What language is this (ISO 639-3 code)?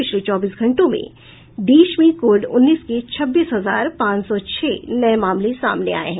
hin